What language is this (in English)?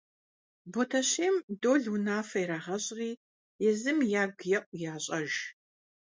Kabardian